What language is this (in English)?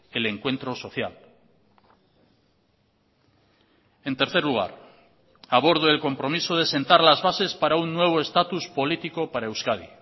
Spanish